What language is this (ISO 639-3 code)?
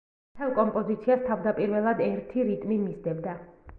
kat